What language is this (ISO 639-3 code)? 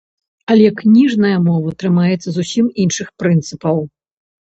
bel